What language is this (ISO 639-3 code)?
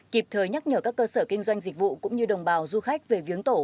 vie